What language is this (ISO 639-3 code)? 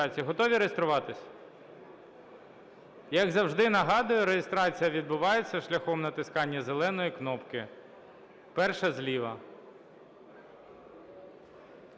ukr